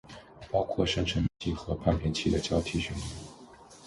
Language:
Chinese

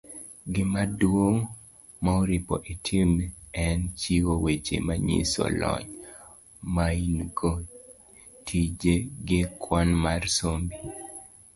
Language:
Luo (Kenya and Tanzania)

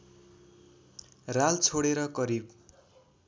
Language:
Nepali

